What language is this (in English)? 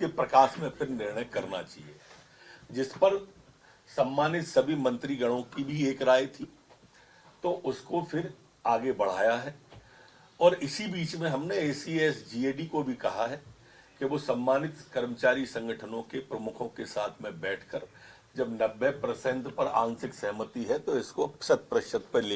Hindi